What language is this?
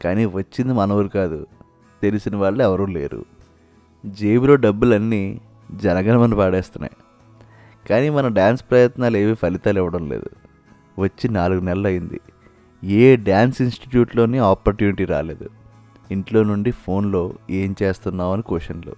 Telugu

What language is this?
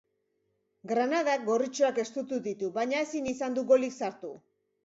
Basque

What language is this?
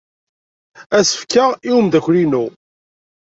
Kabyle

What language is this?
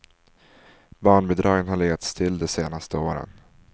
Swedish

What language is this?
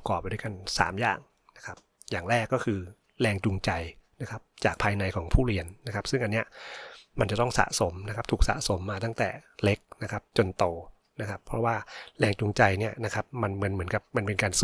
Thai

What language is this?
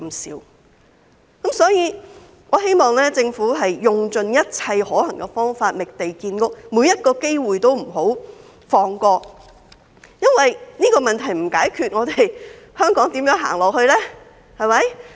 Cantonese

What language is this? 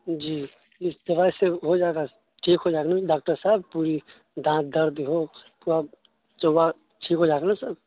Urdu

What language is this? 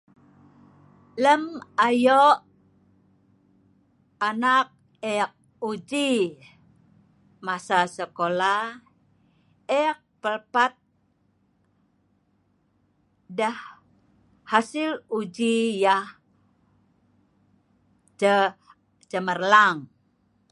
Sa'ban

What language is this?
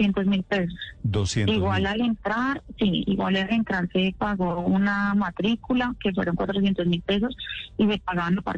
Spanish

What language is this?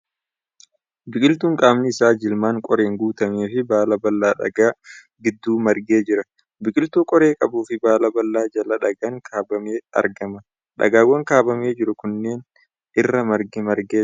Oromo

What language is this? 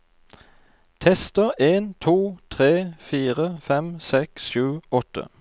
Norwegian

